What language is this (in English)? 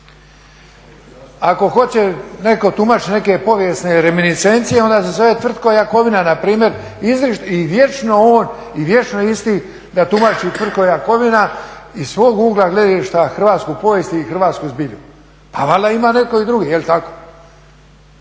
Croatian